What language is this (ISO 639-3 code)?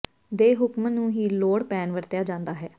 pan